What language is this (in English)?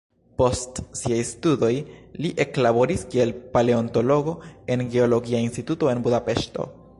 Esperanto